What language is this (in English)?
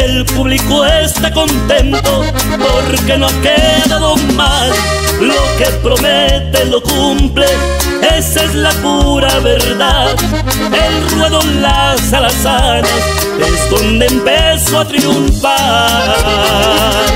Spanish